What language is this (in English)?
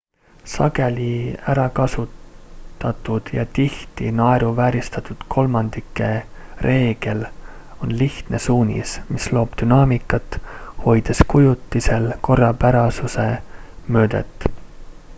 Estonian